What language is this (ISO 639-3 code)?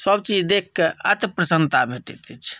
mai